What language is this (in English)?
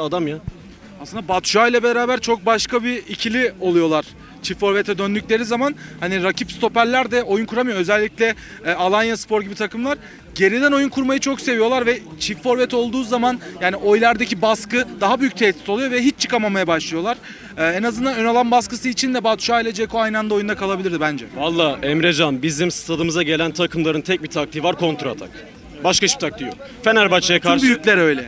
Turkish